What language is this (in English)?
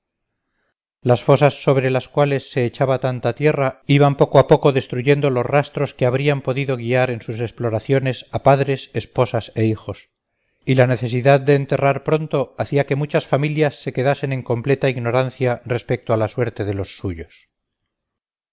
Spanish